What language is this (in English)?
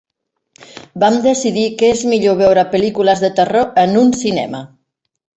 Catalan